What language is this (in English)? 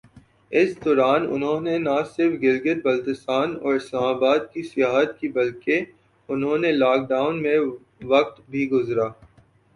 Urdu